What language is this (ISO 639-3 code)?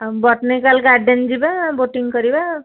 ori